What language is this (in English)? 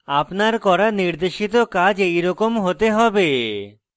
Bangla